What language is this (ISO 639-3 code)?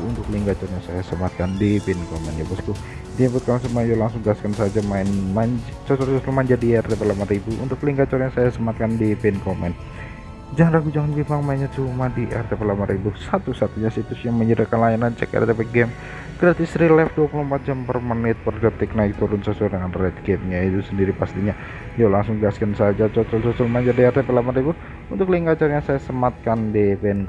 ind